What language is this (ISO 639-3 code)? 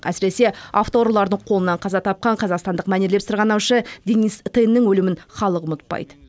kaz